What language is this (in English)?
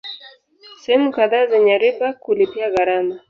Swahili